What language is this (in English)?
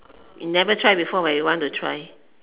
English